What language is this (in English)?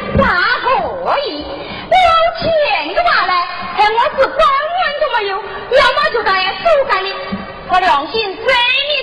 Chinese